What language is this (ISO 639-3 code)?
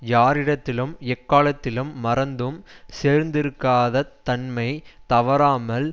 tam